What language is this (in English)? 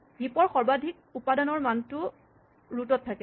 Assamese